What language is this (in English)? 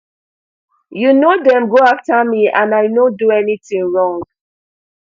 Nigerian Pidgin